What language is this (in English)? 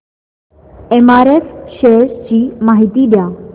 Marathi